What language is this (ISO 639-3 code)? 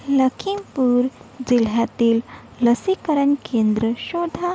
mar